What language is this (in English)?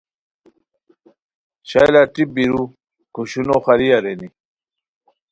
Khowar